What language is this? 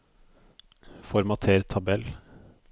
Norwegian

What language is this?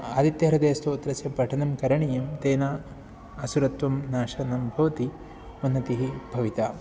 Sanskrit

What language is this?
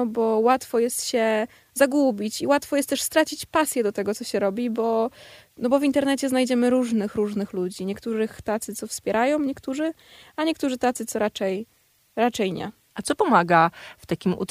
Polish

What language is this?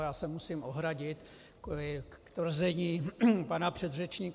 Czech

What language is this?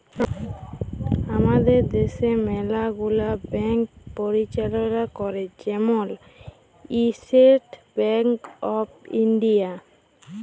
Bangla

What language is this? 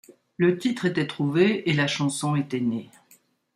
French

